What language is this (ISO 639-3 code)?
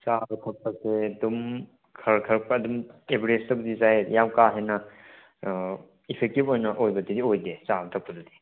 mni